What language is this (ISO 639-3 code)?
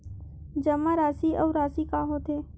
hne